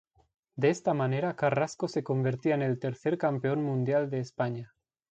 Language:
Spanish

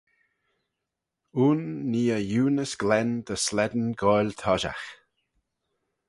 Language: Manx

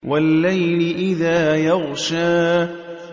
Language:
Arabic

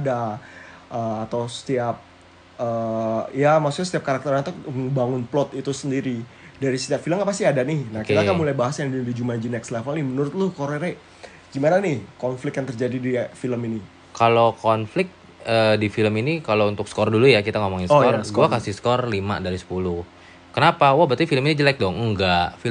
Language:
Indonesian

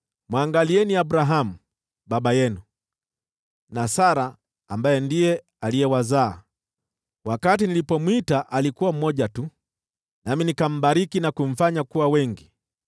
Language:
Swahili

